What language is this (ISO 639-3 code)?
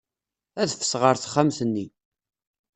kab